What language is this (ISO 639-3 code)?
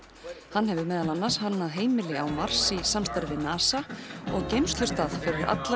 isl